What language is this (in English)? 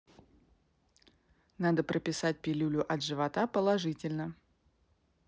Russian